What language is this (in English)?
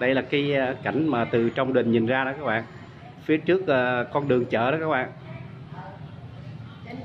Vietnamese